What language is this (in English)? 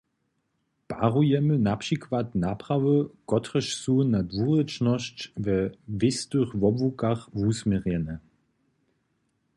Upper Sorbian